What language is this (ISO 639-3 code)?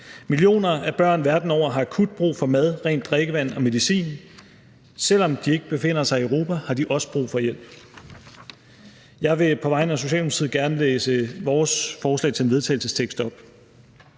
dan